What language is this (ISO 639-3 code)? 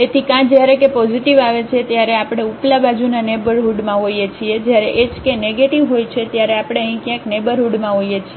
guj